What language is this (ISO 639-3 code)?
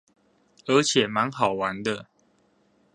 zho